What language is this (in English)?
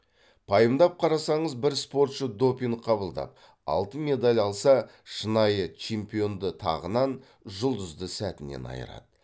Kazakh